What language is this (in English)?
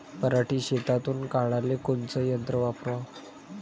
Marathi